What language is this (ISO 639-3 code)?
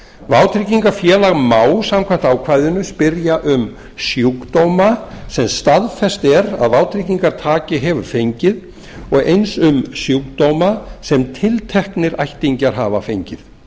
isl